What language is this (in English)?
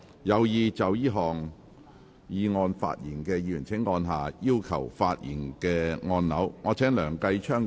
Cantonese